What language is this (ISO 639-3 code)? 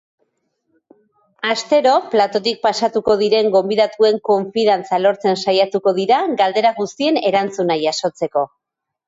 eus